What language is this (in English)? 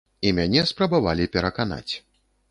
Belarusian